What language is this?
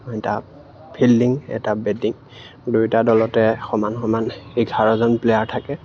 Assamese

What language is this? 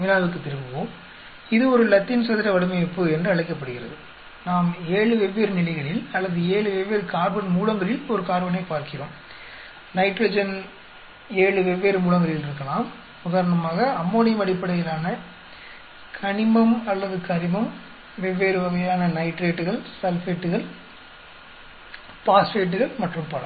Tamil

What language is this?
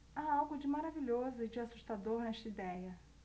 Portuguese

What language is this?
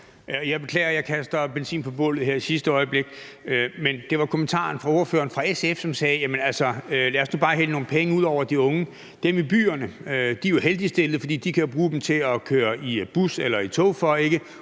Danish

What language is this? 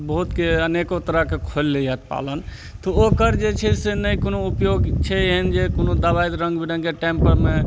Maithili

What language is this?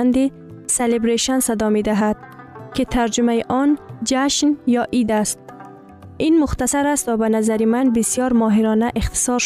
Persian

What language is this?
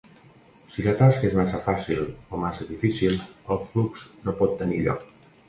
Catalan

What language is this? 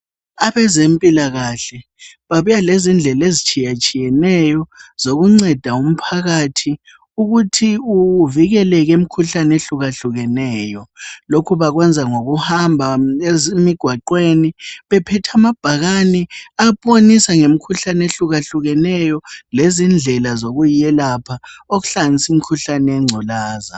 North Ndebele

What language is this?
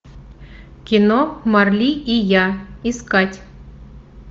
Russian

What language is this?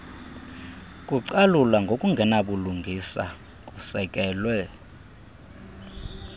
Xhosa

